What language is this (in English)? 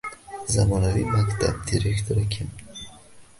Uzbek